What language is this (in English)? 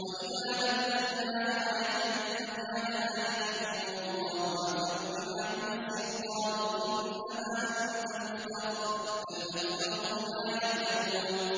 Arabic